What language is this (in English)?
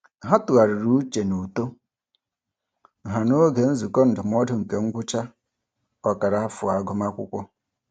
Igbo